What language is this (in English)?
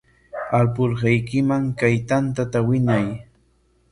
Corongo Ancash Quechua